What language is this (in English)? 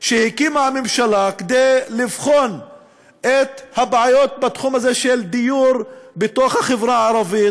Hebrew